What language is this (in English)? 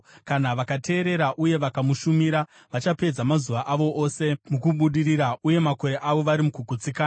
Shona